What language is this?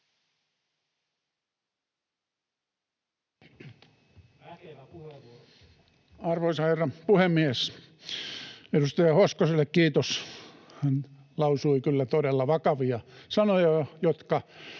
Finnish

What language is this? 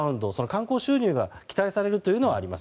Japanese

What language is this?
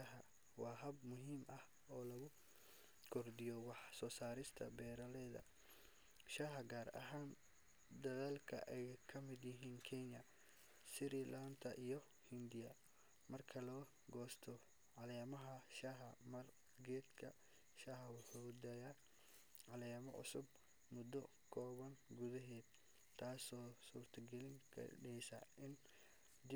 Somali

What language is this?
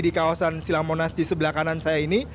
Indonesian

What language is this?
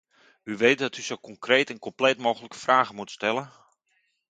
Dutch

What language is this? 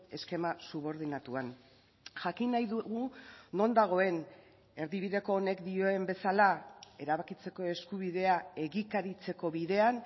Basque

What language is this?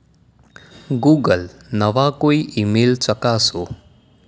Gujarati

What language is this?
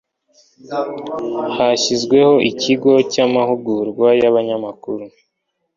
Kinyarwanda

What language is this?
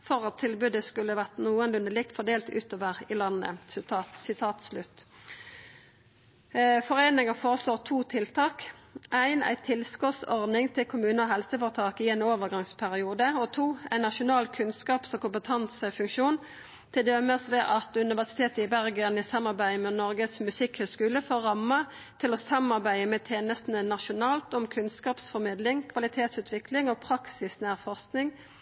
Norwegian Nynorsk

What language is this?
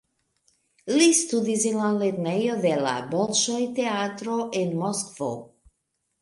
Esperanto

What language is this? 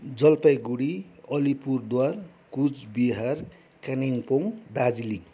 Nepali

